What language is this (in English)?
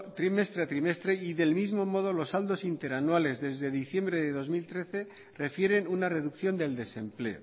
Spanish